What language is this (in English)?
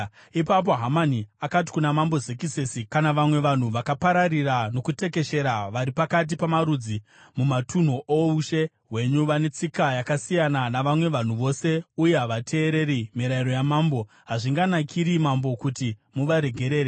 Shona